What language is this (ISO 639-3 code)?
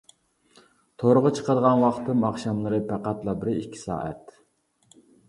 uig